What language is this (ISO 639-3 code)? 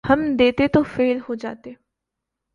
urd